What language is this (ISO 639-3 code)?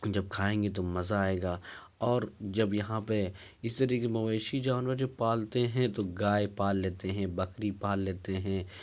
urd